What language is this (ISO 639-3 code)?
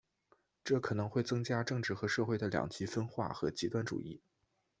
zho